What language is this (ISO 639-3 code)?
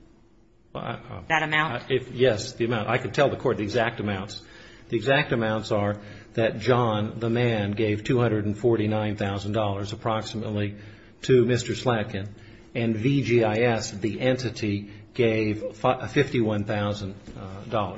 eng